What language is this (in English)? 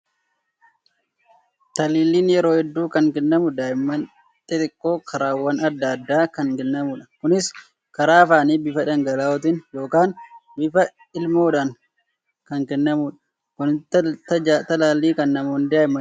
Oromo